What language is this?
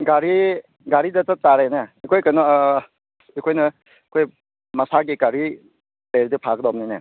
Manipuri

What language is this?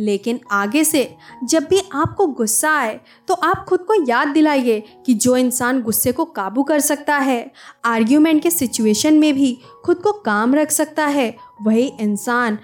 Hindi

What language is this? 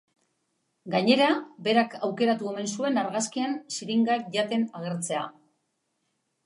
Basque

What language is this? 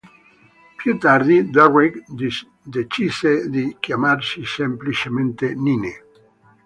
Italian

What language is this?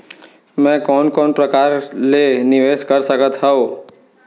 Chhattisgarhi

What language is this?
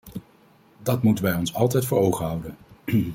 Dutch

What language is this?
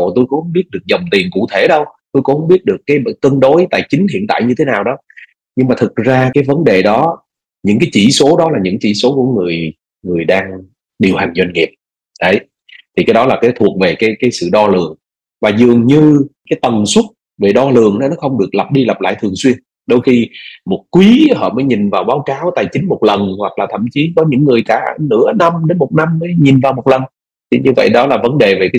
Vietnamese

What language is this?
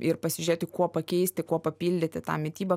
Lithuanian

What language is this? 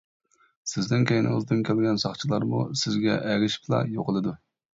Uyghur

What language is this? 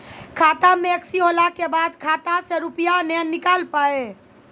Maithili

